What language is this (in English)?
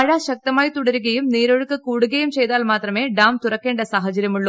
Malayalam